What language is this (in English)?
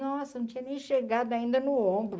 Portuguese